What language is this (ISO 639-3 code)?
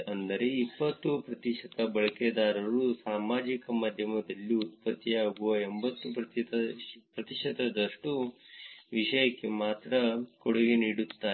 kan